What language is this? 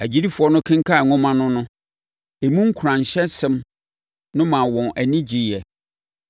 Akan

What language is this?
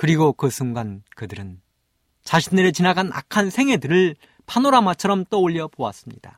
Korean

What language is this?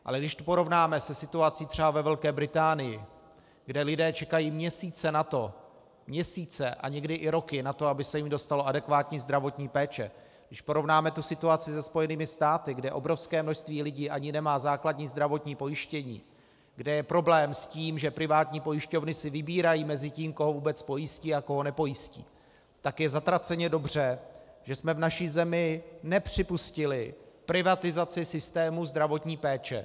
Czech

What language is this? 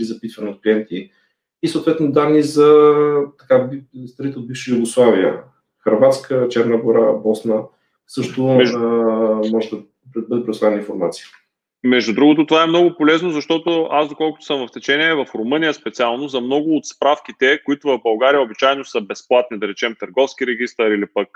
Bulgarian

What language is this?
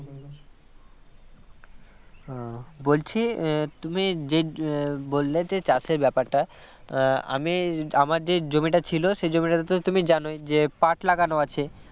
Bangla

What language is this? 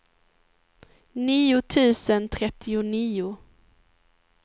Swedish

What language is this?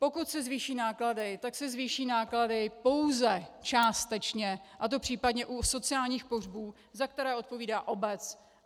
Czech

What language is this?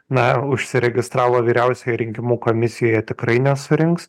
Lithuanian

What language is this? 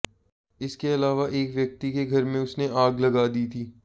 Hindi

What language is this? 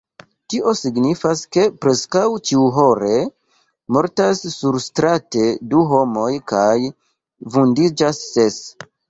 Esperanto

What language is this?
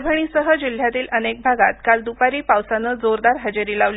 Marathi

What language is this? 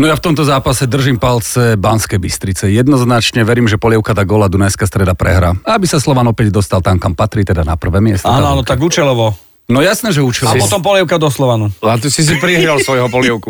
Slovak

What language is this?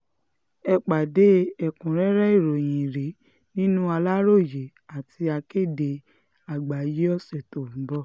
Yoruba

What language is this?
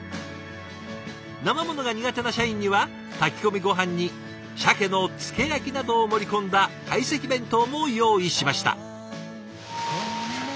Japanese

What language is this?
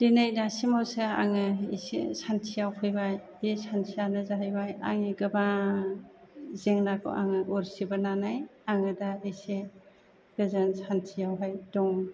Bodo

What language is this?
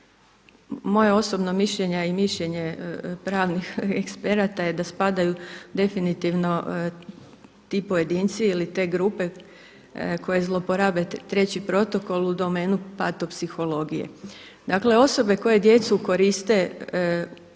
Croatian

